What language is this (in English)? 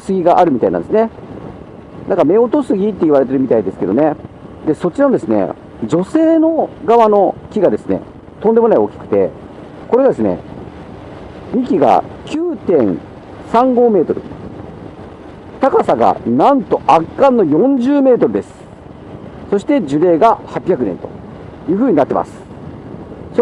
Japanese